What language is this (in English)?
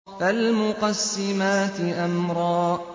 Arabic